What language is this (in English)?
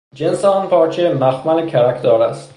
Persian